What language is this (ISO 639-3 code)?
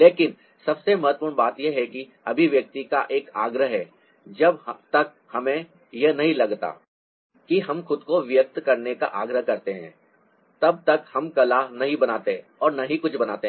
hin